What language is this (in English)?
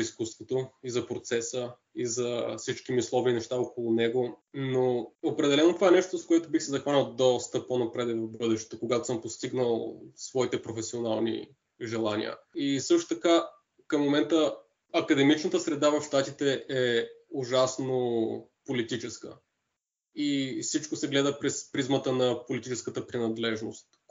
Bulgarian